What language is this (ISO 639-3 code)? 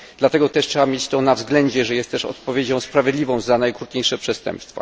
pol